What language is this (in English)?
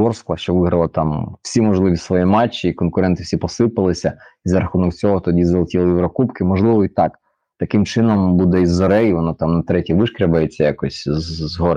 Ukrainian